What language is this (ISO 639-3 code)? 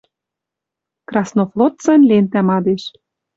mrj